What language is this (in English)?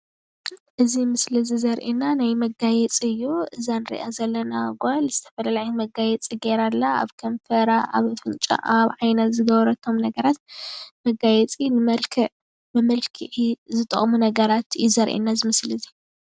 Tigrinya